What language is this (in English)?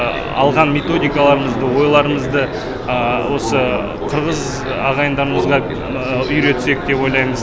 Kazakh